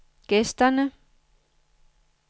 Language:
Danish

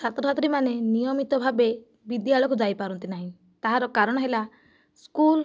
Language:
Odia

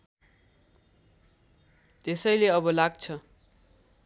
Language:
Nepali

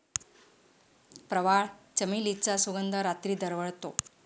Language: Marathi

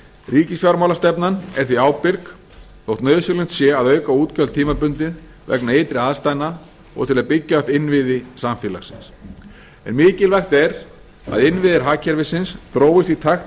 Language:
Icelandic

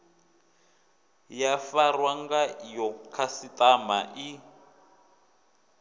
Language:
Venda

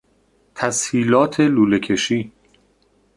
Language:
Persian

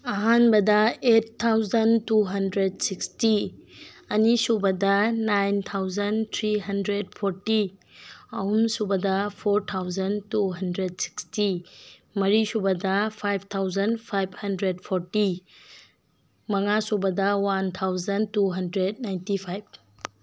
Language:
Manipuri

